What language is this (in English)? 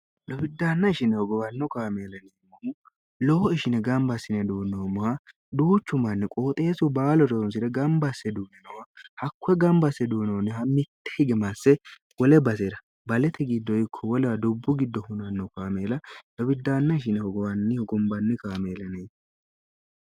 Sidamo